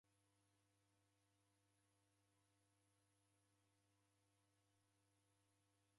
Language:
Taita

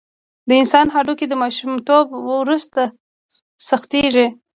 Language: Pashto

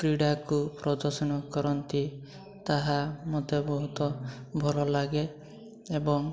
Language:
Odia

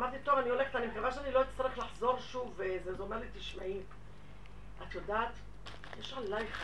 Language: Hebrew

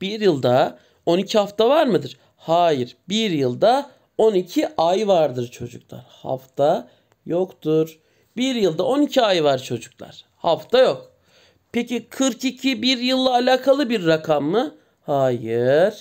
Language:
Turkish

